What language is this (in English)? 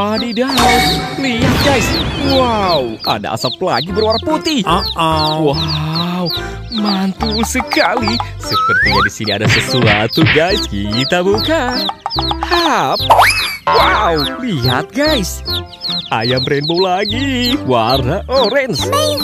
Indonesian